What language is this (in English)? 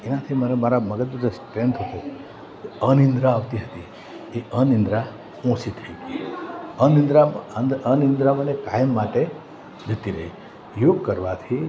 Gujarati